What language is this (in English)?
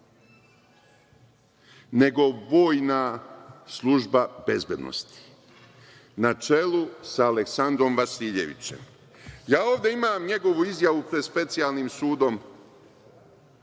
Serbian